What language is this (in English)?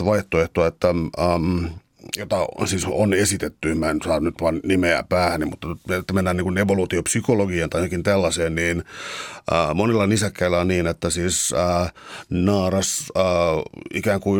Finnish